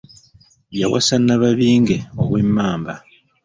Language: Ganda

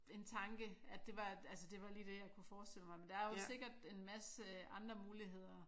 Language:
Danish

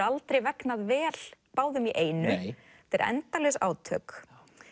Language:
Icelandic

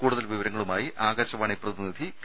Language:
Malayalam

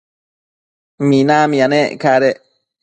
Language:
Matsés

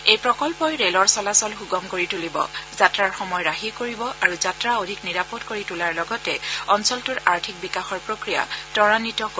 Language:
Assamese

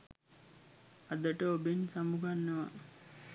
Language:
Sinhala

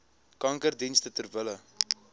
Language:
Afrikaans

